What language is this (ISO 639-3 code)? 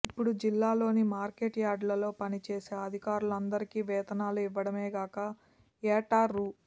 tel